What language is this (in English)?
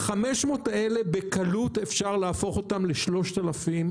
Hebrew